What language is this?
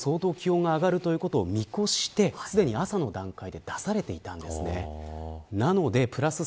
Japanese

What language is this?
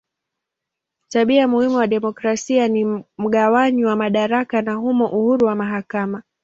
Swahili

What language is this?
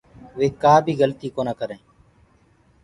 Gurgula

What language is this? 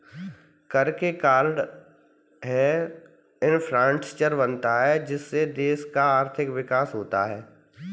Hindi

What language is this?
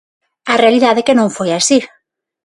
Galician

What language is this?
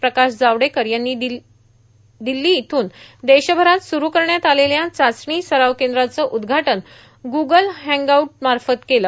Marathi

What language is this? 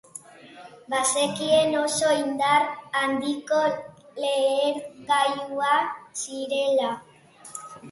Basque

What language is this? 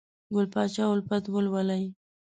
Pashto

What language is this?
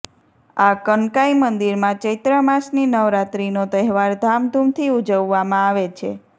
Gujarati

